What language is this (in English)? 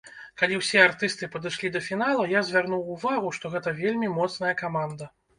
Belarusian